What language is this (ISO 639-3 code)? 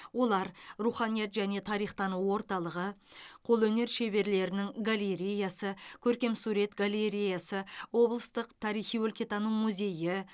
kaz